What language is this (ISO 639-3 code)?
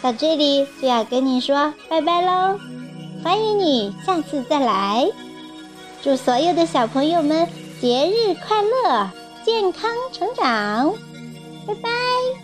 zho